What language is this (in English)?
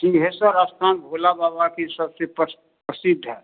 Hindi